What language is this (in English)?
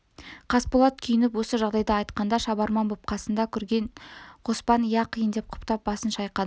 Kazakh